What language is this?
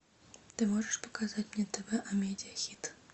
Russian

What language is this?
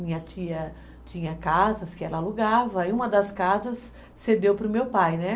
Portuguese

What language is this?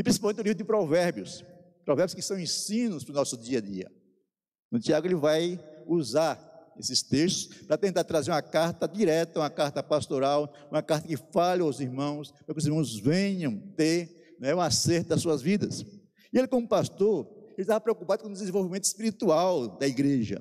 Portuguese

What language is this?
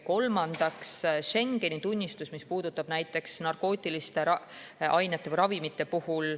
Estonian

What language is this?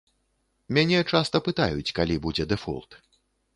Belarusian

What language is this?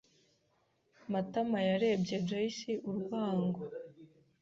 Kinyarwanda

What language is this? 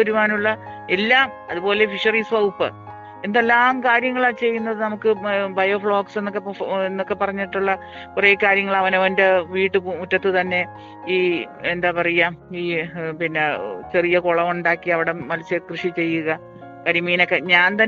Malayalam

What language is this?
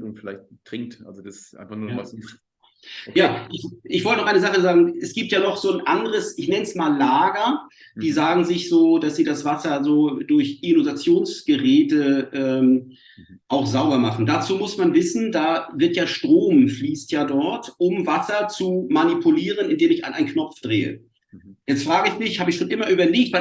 German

